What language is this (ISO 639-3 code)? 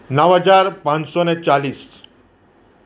guj